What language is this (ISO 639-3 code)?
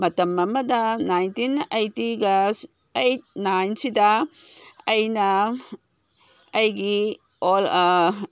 mni